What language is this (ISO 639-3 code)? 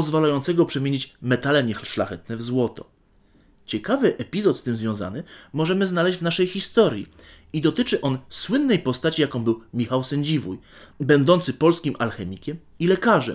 pol